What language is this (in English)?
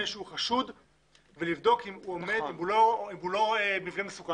Hebrew